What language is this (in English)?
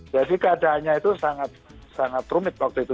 Indonesian